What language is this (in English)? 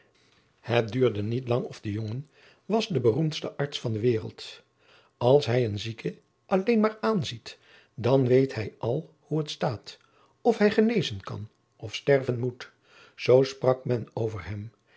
Dutch